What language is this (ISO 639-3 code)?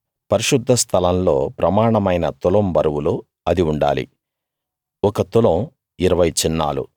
tel